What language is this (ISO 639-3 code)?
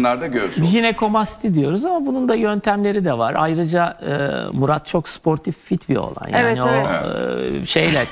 tur